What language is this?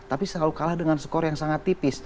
Indonesian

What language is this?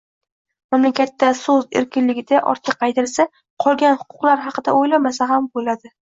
Uzbek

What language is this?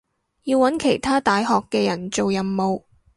Cantonese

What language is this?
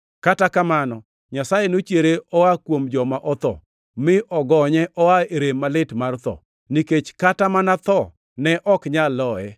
Luo (Kenya and Tanzania)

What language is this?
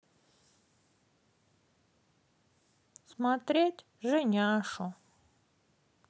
Russian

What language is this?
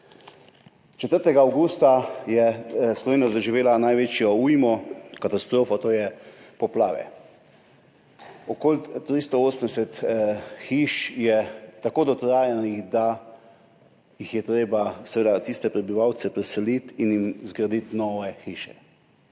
Slovenian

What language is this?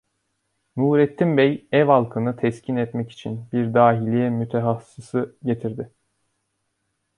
Turkish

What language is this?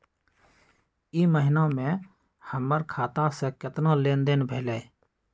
Magahi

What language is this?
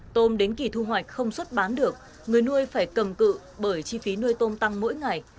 Vietnamese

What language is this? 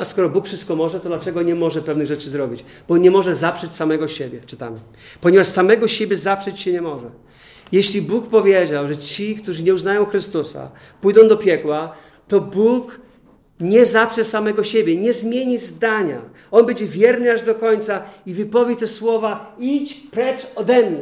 Polish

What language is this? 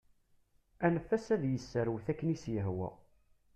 Kabyle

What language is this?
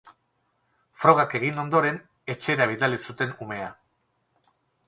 Basque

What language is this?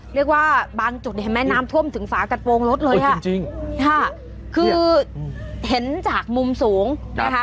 Thai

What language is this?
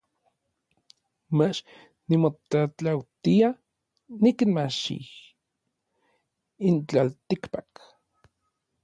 Orizaba Nahuatl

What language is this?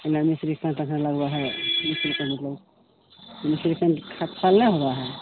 Maithili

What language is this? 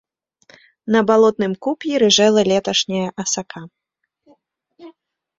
Belarusian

